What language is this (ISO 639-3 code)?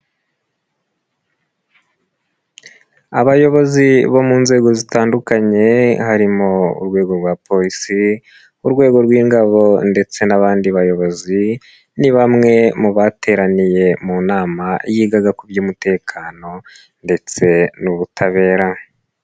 kin